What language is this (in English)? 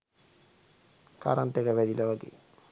Sinhala